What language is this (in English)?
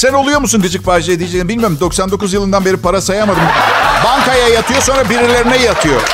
Turkish